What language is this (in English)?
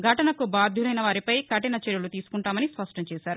Telugu